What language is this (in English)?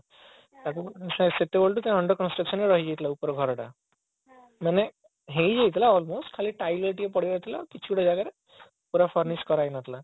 Odia